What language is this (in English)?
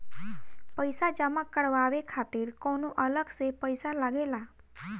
Bhojpuri